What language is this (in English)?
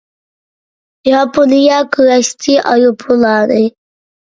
Uyghur